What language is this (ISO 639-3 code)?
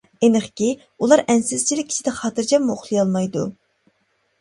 uig